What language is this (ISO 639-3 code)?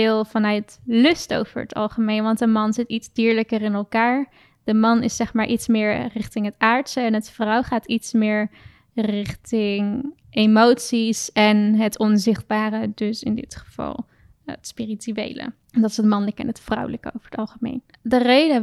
nld